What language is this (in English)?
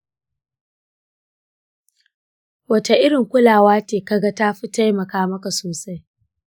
Hausa